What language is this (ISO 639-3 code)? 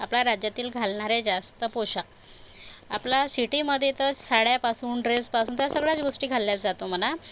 mar